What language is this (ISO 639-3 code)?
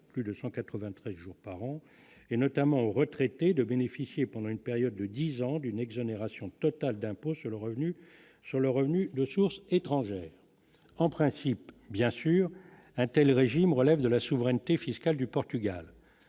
fra